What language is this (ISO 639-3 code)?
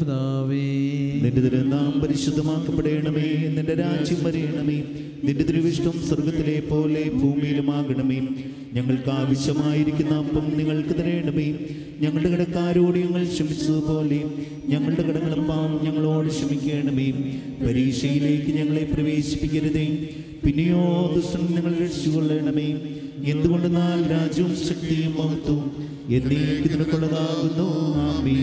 ron